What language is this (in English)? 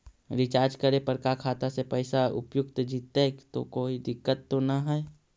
Magahi